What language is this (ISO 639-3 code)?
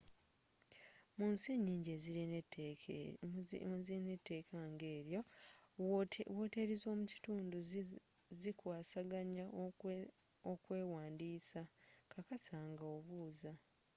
lug